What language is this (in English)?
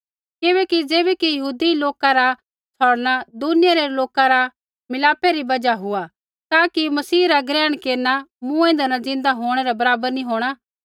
Kullu Pahari